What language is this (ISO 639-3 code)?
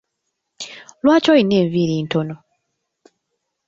lug